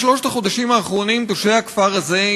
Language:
Hebrew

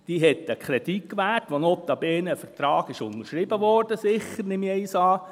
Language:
Swiss German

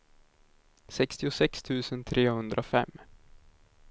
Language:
Swedish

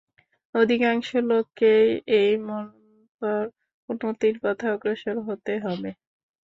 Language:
Bangla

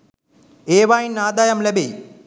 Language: Sinhala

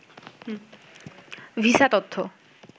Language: Bangla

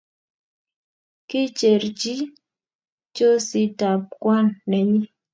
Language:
Kalenjin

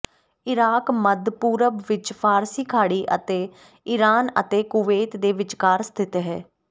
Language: Punjabi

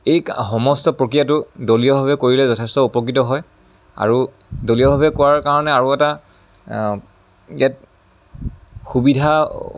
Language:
Assamese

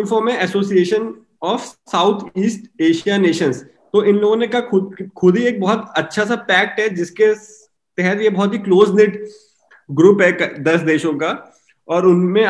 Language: Hindi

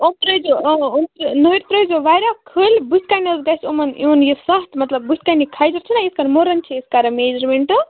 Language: Kashmiri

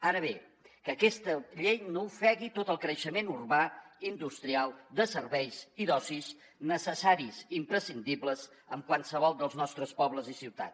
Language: Catalan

